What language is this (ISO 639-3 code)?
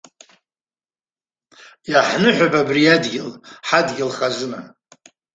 abk